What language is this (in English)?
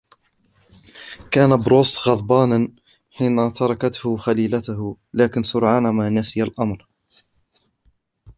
Arabic